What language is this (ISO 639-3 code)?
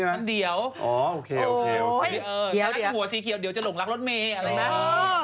tha